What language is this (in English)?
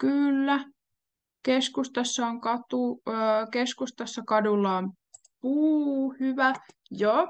Finnish